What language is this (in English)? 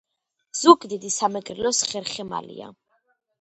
Georgian